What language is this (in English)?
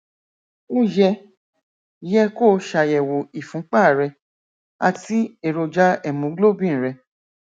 Yoruba